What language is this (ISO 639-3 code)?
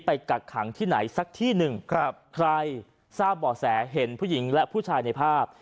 tha